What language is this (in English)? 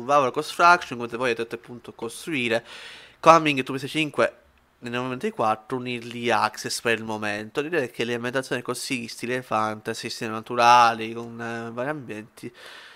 Italian